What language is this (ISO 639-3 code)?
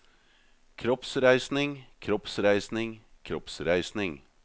nor